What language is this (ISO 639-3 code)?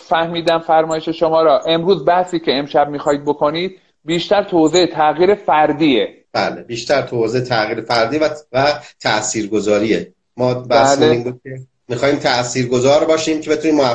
fas